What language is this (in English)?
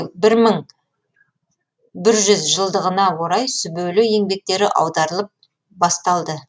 Kazakh